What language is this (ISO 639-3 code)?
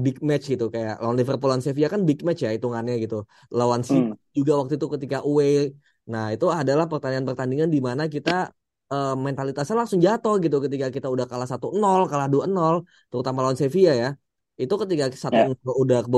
ind